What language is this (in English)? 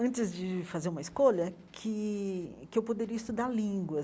Portuguese